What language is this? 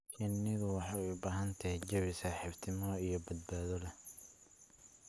Somali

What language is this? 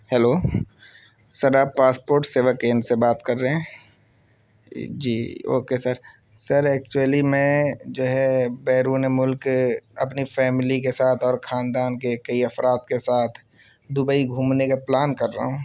Urdu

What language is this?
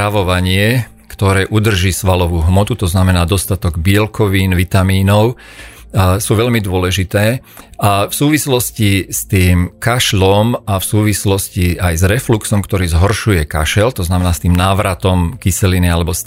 Slovak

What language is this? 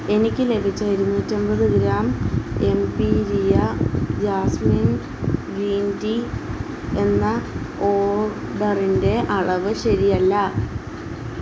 Malayalam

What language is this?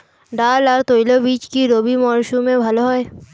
Bangla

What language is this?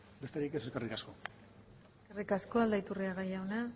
Basque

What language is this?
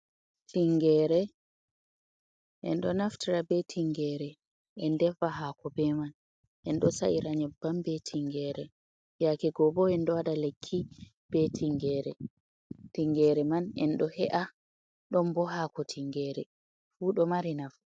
Fula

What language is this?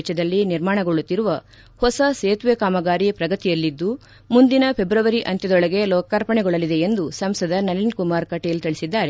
Kannada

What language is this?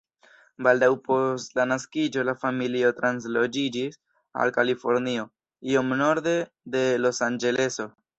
Esperanto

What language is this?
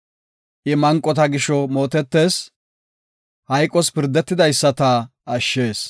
Gofa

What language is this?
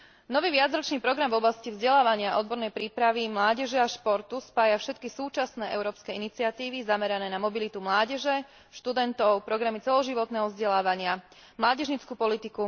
Slovak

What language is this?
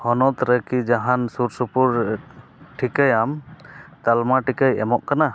Santali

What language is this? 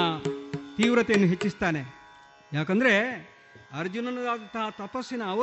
Kannada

